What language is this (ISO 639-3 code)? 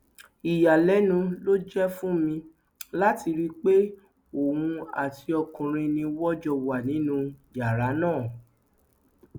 yor